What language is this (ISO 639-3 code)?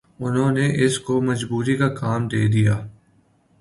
urd